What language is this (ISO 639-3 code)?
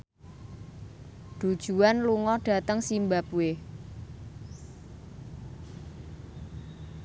jav